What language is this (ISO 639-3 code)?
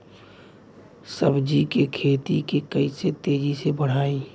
bho